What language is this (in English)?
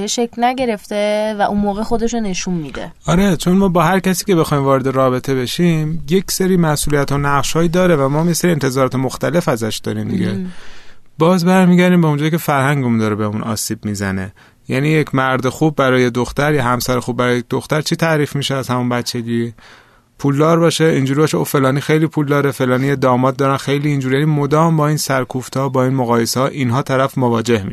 Persian